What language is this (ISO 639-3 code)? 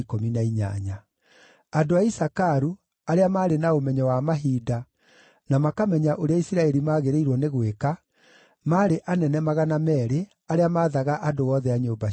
kik